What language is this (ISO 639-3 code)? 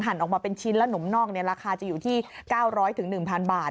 tha